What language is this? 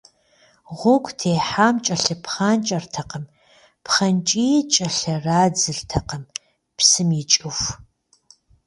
Kabardian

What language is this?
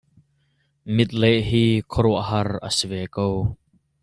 Hakha Chin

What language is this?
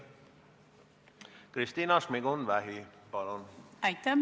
Estonian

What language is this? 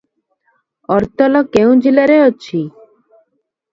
Odia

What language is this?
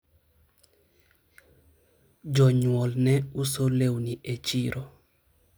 Luo (Kenya and Tanzania)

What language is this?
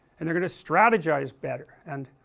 English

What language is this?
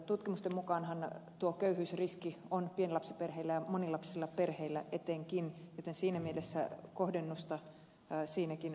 Finnish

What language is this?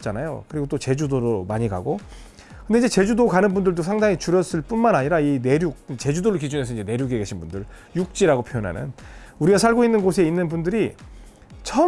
Korean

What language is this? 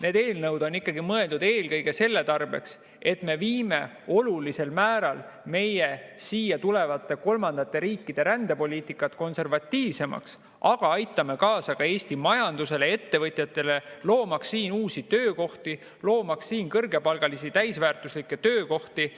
Estonian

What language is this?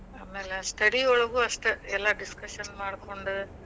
Kannada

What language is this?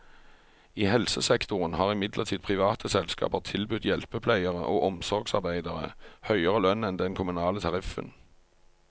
Norwegian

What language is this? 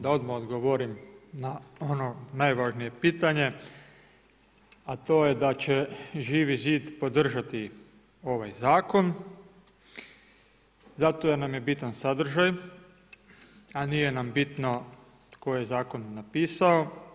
Croatian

